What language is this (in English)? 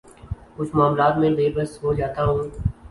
Urdu